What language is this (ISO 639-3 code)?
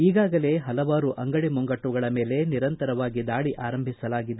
kan